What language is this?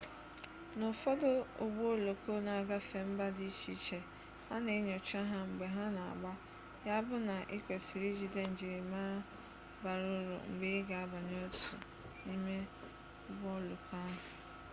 Igbo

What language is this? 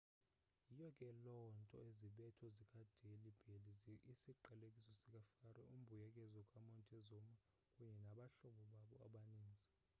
Xhosa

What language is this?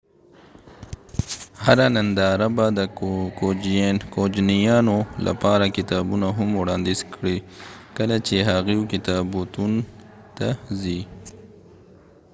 Pashto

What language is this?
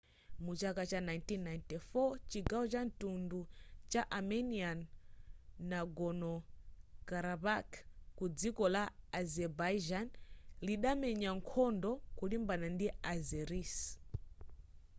Nyanja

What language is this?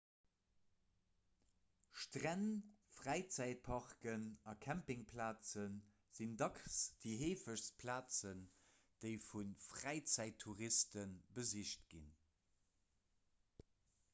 Luxembourgish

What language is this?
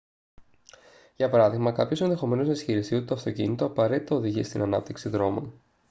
Greek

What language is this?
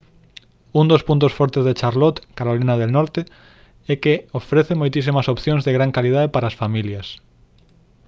Galician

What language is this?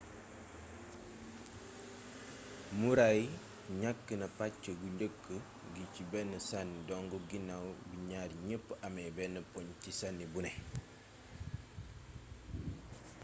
Wolof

